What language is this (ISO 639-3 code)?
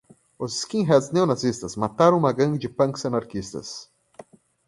por